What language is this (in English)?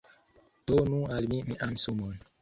Esperanto